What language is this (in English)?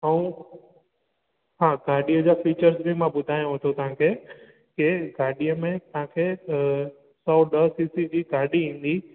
Sindhi